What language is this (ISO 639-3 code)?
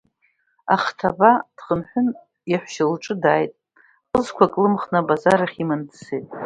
abk